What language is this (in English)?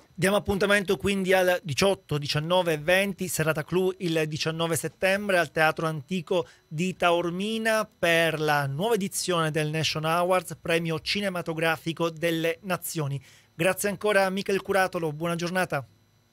Italian